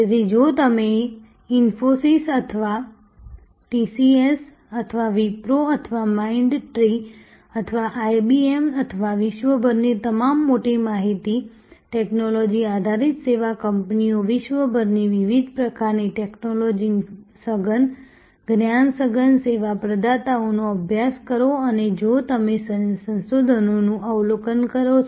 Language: Gujarati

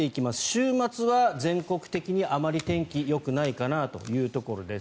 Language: Japanese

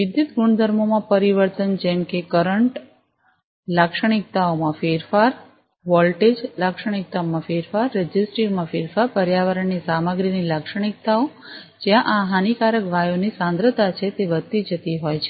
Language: Gujarati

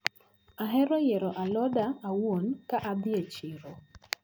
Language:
Luo (Kenya and Tanzania)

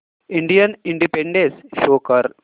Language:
Marathi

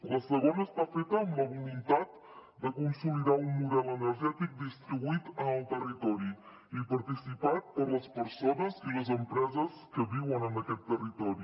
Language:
Catalan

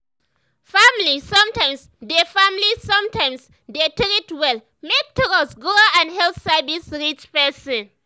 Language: Nigerian Pidgin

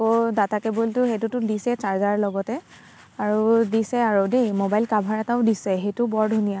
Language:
Assamese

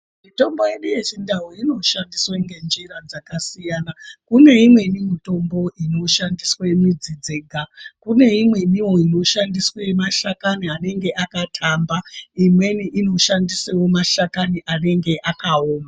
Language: Ndau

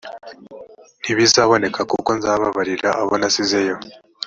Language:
Kinyarwanda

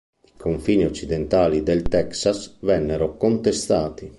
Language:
Italian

